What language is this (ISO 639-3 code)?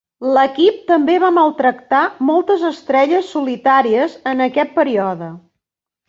cat